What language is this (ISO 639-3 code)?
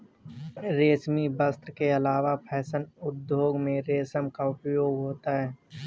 hin